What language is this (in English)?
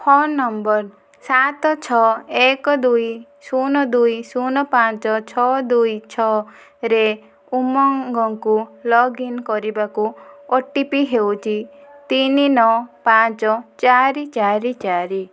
Odia